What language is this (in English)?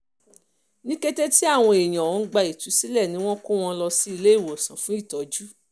Yoruba